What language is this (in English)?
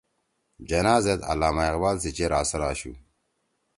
Torwali